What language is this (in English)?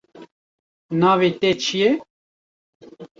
Kurdish